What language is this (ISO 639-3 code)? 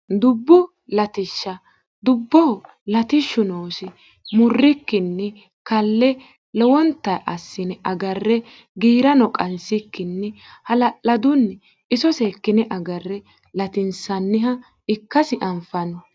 sid